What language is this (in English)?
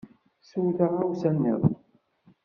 Kabyle